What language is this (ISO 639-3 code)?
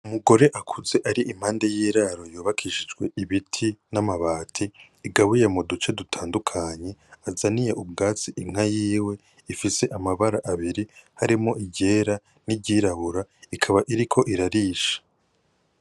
run